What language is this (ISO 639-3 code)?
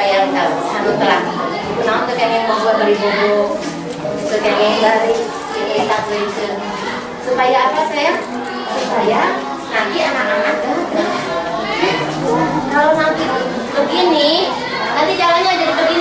ind